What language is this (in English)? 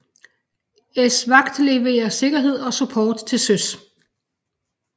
Danish